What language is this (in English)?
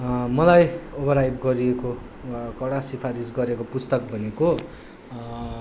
Nepali